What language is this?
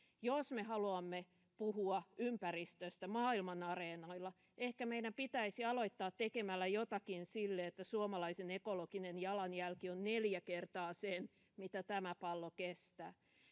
Finnish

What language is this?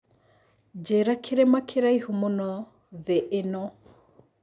Kikuyu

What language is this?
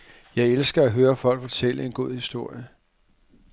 Danish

